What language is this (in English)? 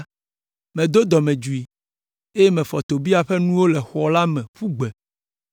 Ewe